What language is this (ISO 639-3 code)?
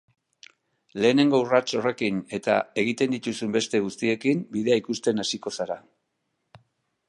eus